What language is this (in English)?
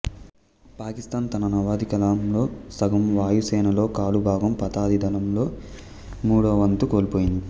Telugu